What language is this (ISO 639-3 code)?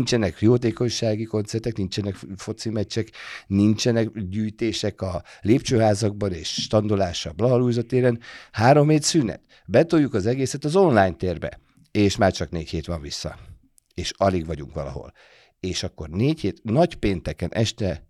hun